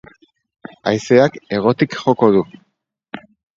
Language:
Basque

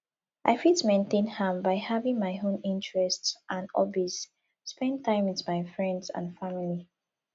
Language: Nigerian Pidgin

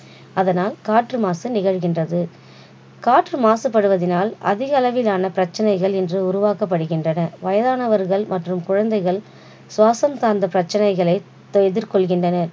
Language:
Tamil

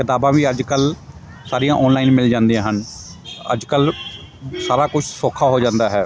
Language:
Punjabi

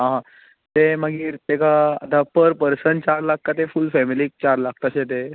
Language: Konkani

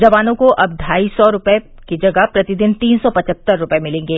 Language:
Hindi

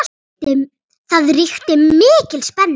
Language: Icelandic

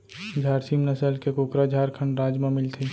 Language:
Chhattisgarhi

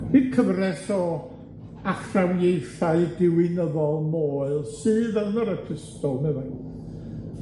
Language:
Welsh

